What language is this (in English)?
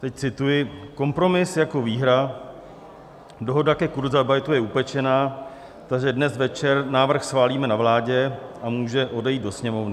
Czech